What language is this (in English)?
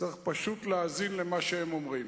Hebrew